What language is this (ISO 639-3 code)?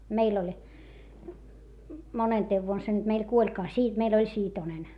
fin